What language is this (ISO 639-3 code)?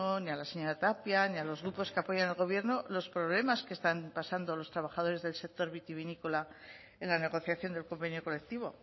spa